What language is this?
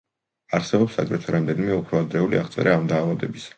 Georgian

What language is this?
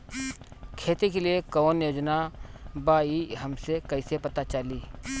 Bhojpuri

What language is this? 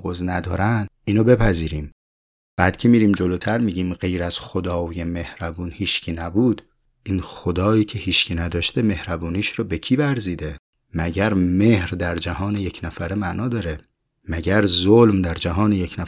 Persian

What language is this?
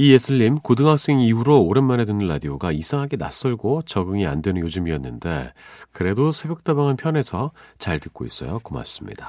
Korean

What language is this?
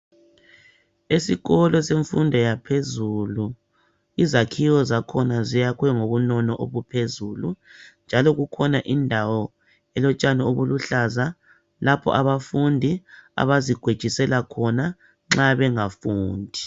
North Ndebele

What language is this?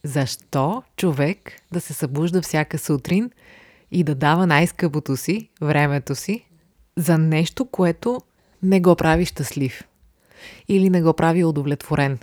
Bulgarian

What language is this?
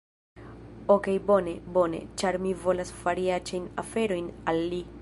Esperanto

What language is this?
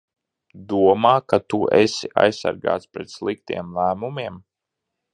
Latvian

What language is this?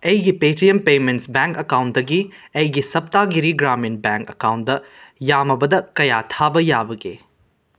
Manipuri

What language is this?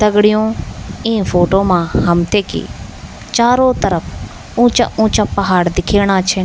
Garhwali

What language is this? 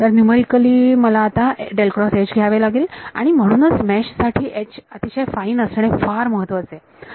Marathi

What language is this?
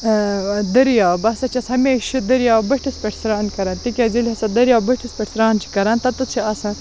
Kashmiri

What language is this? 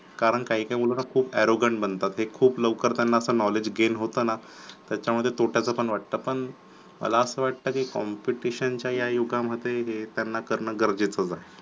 Marathi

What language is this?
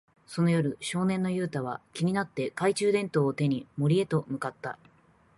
Japanese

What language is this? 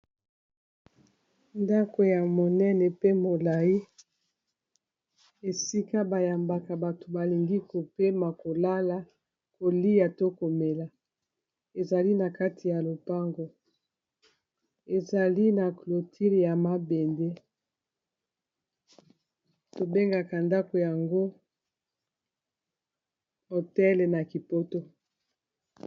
Lingala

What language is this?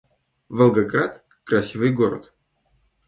Russian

